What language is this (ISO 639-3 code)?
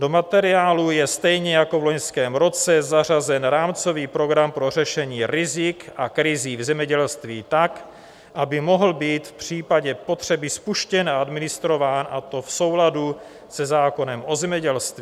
ces